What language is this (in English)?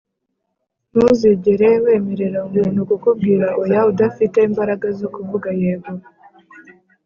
Kinyarwanda